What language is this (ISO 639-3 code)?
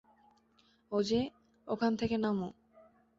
ben